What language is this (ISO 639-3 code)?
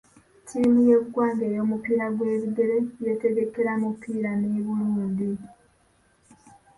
lug